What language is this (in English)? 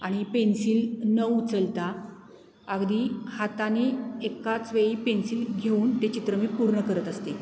Marathi